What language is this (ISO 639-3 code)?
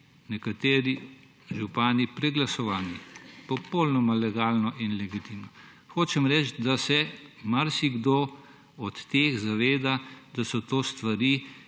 slv